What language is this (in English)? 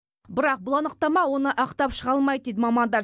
Kazakh